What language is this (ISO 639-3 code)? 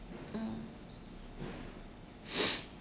eng